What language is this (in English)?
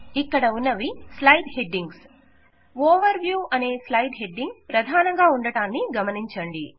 Telugu